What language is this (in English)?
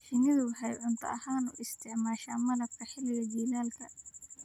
Somali